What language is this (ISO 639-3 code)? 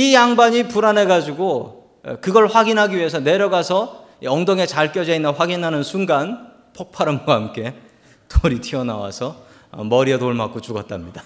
kor